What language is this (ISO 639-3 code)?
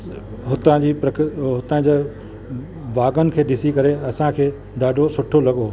snd